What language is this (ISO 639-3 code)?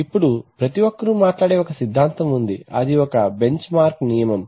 tel